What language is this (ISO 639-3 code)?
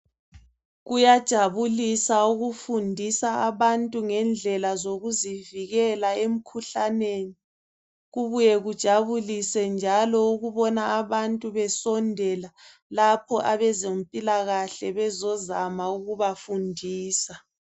nde